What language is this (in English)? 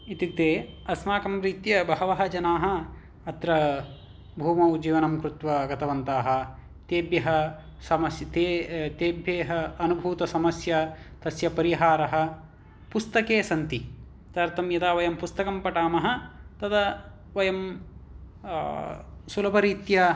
Sanskrit